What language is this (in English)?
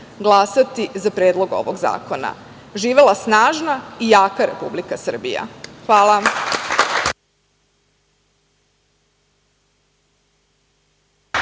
Serbian